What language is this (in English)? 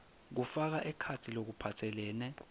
Swati